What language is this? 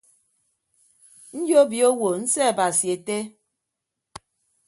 Ibibio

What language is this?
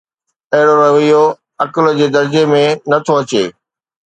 Sindhi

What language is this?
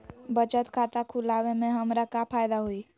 Magahi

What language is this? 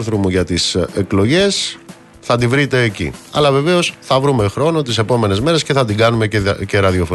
Greek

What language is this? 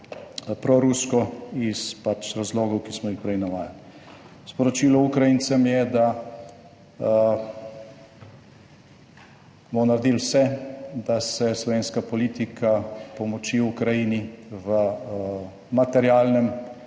Slovenian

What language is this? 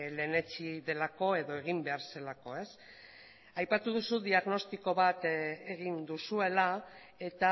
Basque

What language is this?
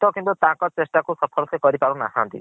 Odia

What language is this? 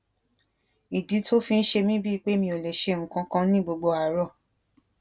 Yoruba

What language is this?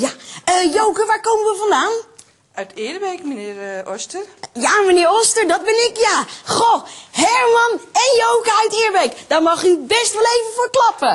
Dutch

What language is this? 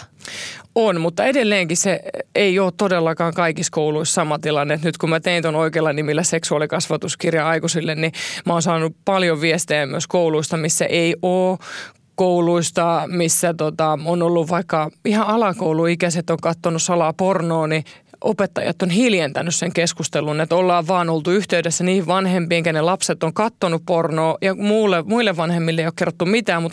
Finnish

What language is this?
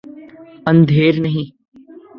Urdu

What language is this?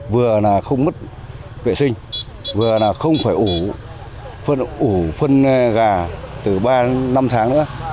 Vietnamese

